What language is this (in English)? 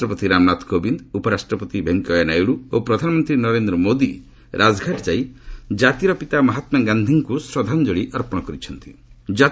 Odia